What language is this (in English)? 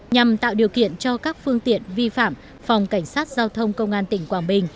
Vietnamese